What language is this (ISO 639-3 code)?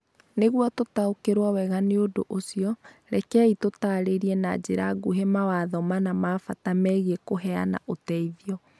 kik